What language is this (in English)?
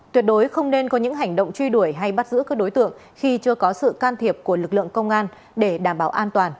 Vietnamese